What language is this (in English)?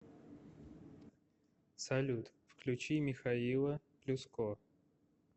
Russian